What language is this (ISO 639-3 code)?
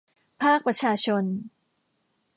tha